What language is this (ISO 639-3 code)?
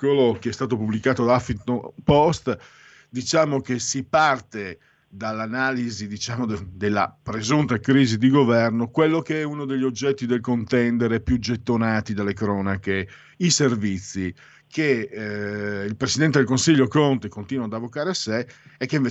ita